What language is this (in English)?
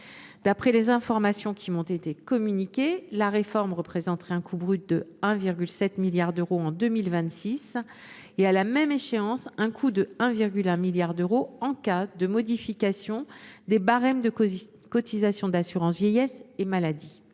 French